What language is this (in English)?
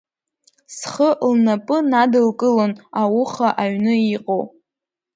Abkhazian